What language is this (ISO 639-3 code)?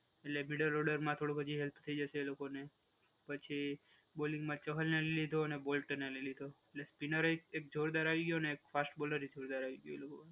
guj